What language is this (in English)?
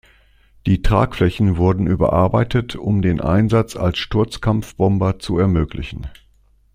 German